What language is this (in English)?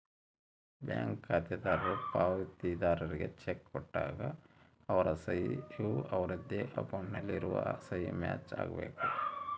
Kannada